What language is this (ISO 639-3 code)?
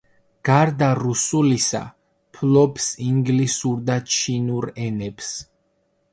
kat